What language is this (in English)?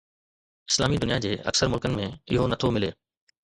Sindhi